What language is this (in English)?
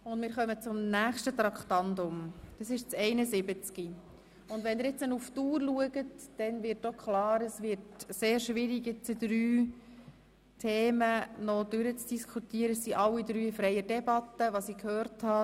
Swiss German